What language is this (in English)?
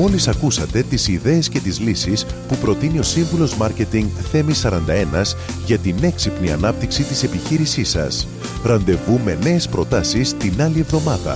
Greek